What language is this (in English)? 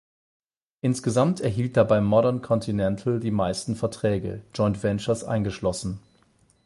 German